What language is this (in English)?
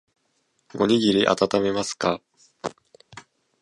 Japanese